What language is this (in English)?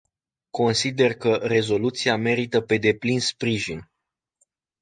Romanian